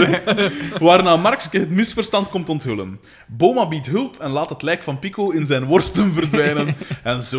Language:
Dutch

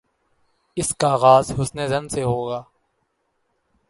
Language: Urdu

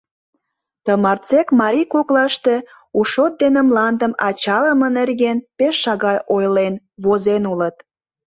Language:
Mari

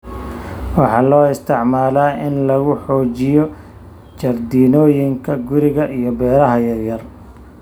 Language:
Somali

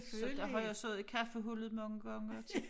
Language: Danish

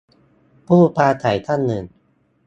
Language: Thai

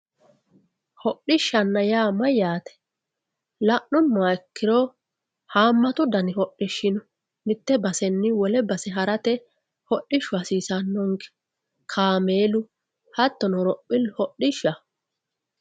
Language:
Sidamo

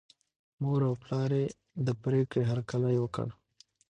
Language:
Pashto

